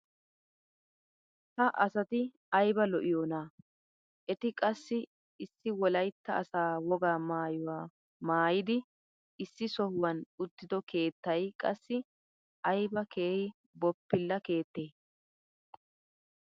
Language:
Wolaytta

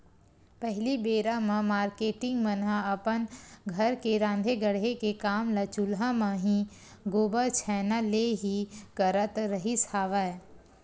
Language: Chhattisgarhi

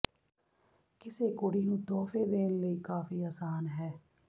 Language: Punjabi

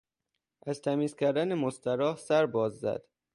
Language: Persian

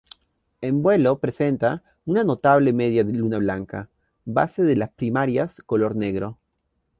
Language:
Spanish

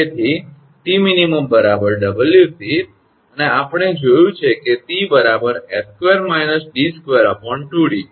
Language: Gujarati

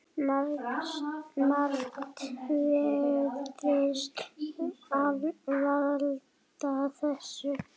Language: Icelandic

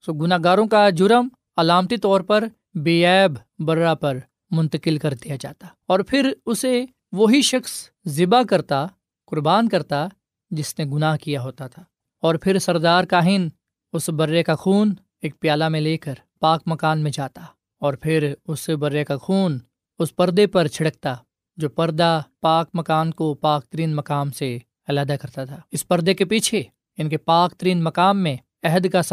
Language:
Urdu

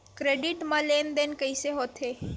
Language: Chhattisgarhi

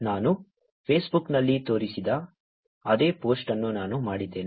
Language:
Kannada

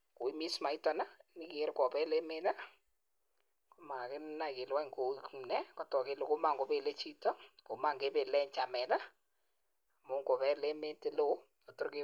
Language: Kalenjin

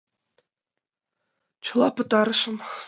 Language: Mari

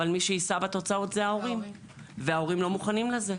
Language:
Hebrew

